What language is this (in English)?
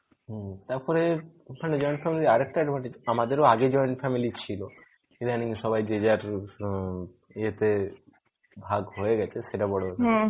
Bangla